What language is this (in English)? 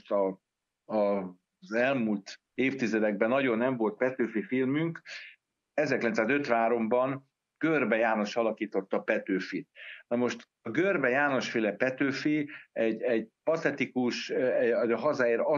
Hungarian